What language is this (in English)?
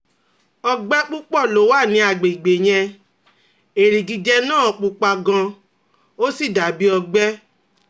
Yoruba